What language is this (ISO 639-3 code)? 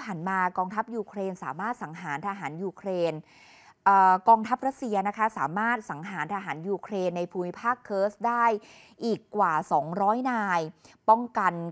tha